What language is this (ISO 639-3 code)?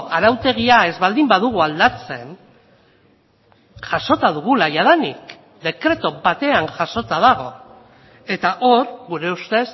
eus